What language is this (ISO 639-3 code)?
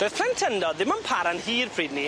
cym